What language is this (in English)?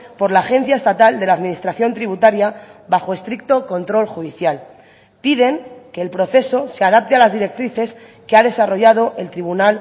Spanish